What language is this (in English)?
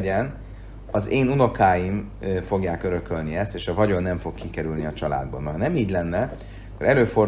Hungarian